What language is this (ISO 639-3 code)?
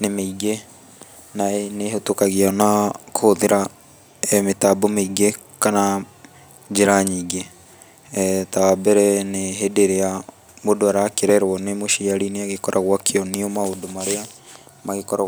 kik